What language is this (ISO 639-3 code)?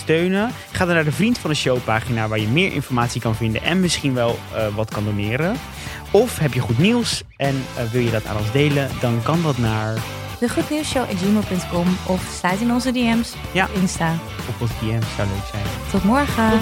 nld